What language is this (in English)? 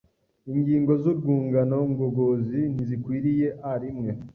Kinyarwanda